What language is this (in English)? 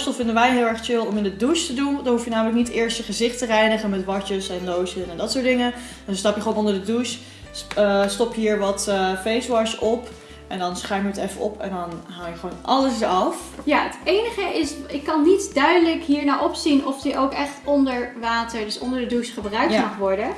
Dutch